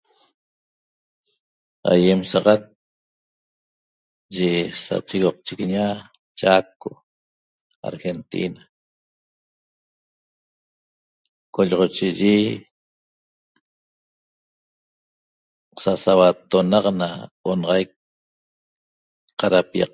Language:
Toba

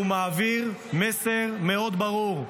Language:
Hebrew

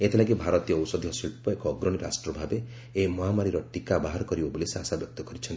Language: Odia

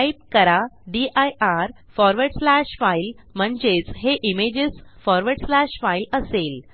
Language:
Marathi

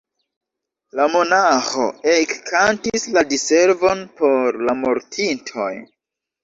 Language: Esperanto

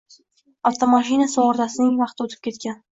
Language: Uzbek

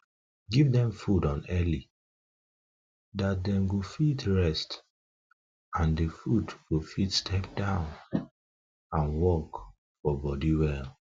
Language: Nigerian Pidgin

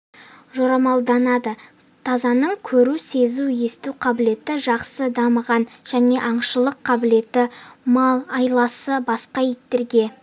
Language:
Kazakh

